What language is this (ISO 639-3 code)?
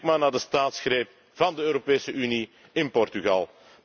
nld